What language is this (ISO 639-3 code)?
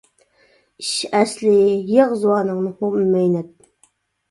uig